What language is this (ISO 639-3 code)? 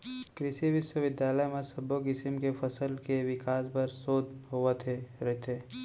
hne